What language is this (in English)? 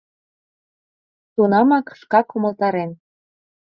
Mari